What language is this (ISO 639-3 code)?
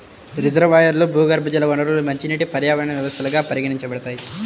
tel